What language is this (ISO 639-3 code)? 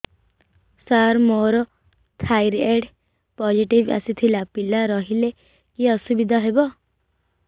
ori